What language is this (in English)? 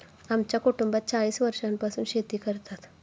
Marathi